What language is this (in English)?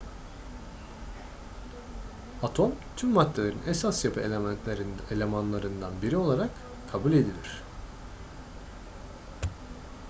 Turkish